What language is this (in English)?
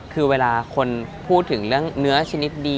Thai